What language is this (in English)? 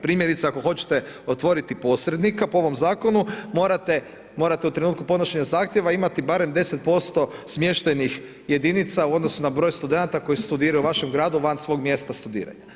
Croatian